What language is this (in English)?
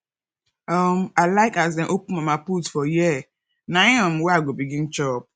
Nigerian Pidgin